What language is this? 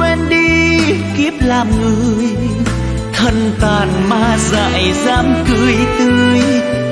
Vietnamese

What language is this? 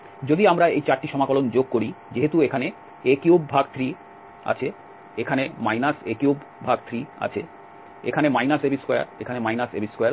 Bangla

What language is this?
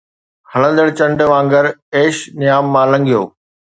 Sindhi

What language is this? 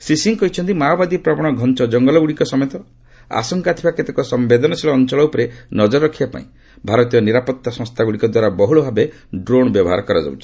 Odia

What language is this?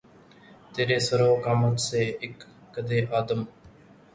Urdu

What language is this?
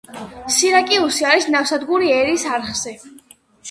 Georgian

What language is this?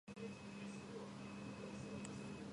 Georgian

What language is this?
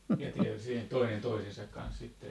Finnish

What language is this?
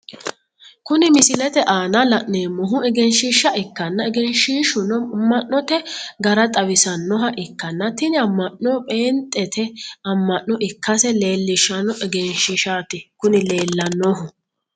Sidamo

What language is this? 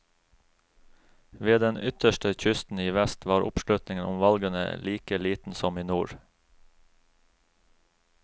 Norwegian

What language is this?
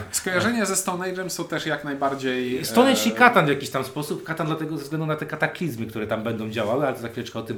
Polish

